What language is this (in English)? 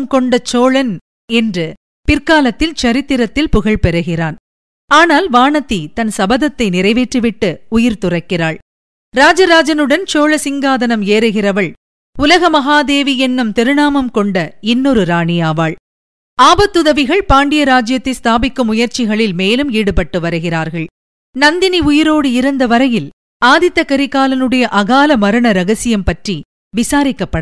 Tamil